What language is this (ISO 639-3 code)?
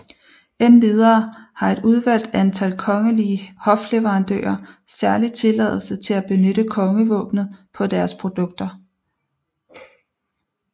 dan